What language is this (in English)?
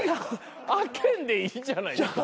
Japanese